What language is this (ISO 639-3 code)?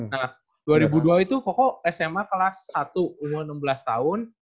ind